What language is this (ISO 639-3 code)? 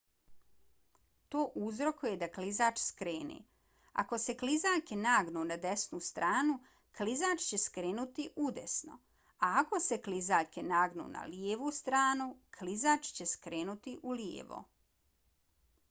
bos